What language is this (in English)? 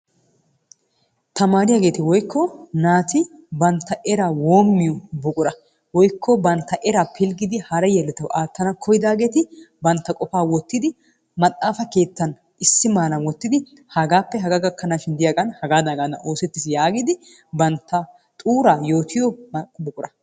Wolaytta